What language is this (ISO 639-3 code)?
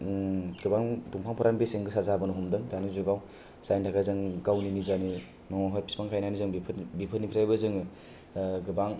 brx